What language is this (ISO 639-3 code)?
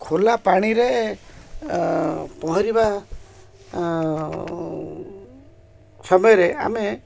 ori